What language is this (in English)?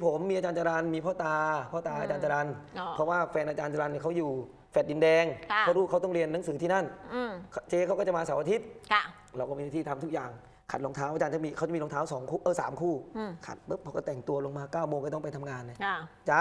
Thai